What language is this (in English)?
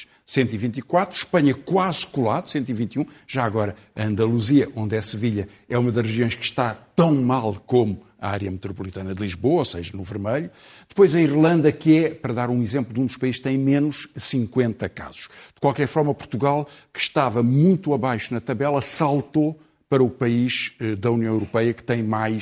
Portuguese